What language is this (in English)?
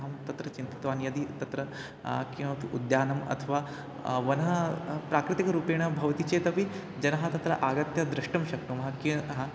Sanskrit